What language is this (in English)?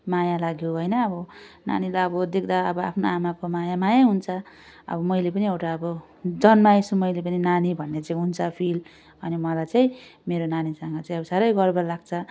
Nepali